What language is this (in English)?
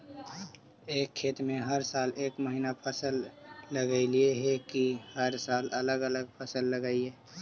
Magahi